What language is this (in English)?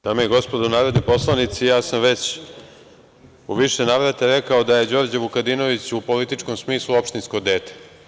Serbian